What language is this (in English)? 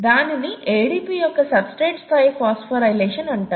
Telugu